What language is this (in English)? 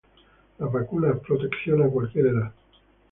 Spanish